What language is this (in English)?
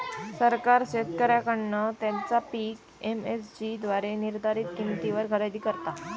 Marathi